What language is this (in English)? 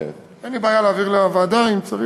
Hebrew